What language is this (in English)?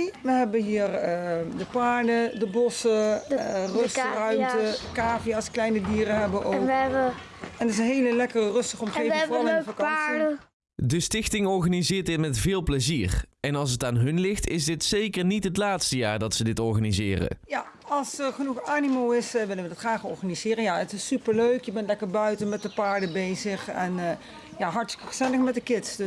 Dutch